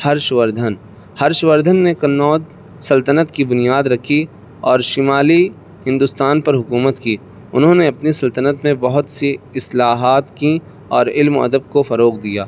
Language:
Urdu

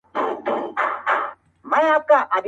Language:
Pashto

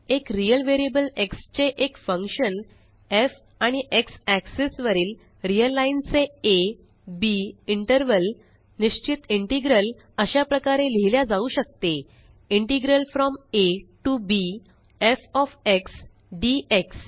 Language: Marathi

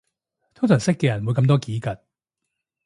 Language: Cantonese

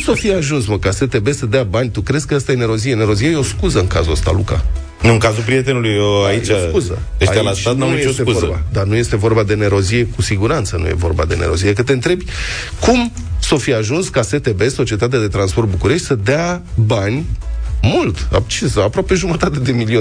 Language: Romanian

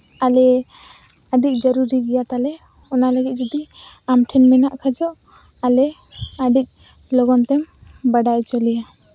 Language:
Santali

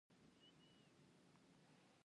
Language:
Pashto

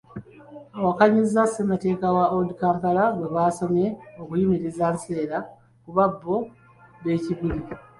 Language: Ganda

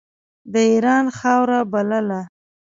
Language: Pashto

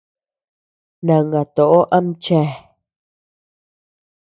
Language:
Tepeuxila Cuicatec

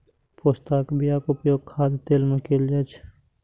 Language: Maithili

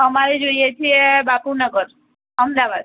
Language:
Gujarati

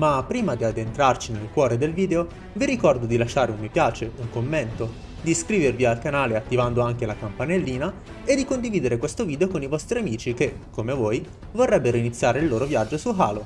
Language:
Italian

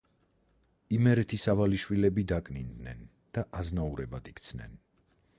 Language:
Georgian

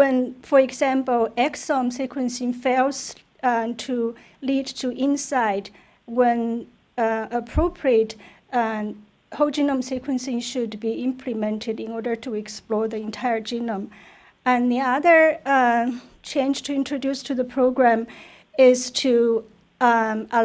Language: English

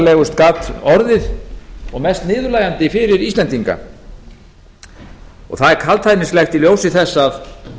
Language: Icelandic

